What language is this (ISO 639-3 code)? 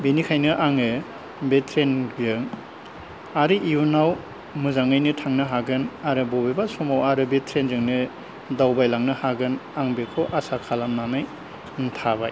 brx